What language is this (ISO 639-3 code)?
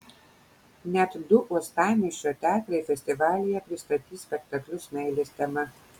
lit